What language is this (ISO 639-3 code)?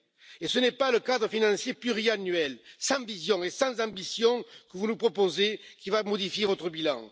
fra